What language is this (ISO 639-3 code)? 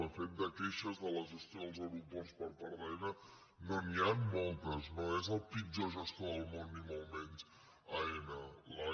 cat